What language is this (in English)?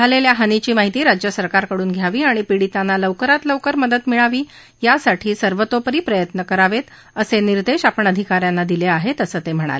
Marathi